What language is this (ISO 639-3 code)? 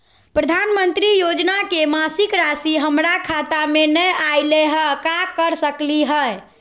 mag